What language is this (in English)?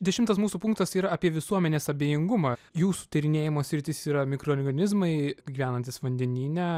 Lithuanian